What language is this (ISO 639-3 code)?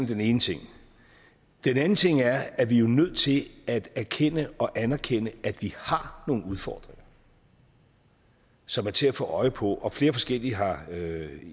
dan